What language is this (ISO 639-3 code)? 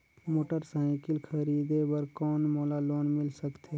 hne